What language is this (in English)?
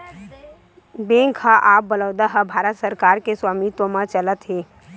Chhattisgarhi